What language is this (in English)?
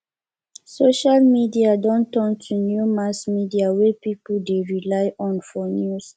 Nigerian Pidgin